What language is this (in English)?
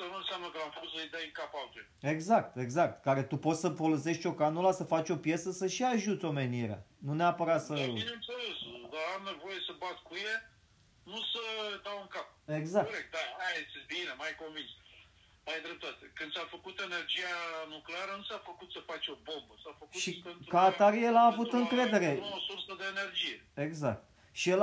Romanian